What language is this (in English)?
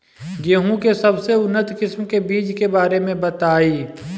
Bhojpuri